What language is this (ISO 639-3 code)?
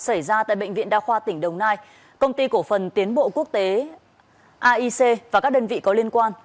vie